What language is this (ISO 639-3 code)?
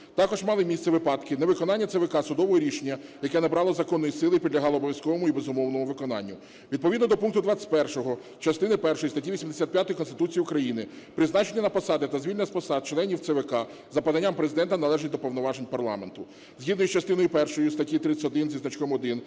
ukr